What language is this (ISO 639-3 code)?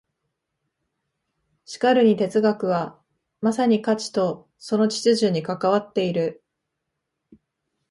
jpn